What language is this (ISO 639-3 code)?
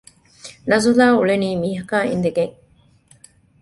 div